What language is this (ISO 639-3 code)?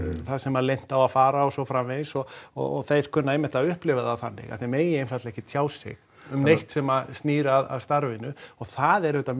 isl